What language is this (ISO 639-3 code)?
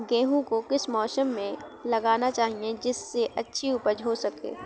hin